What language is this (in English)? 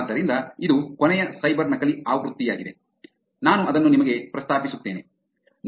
Kannada